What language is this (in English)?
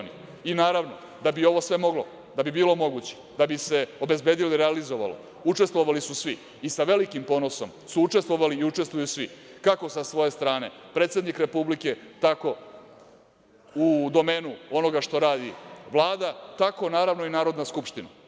Serbian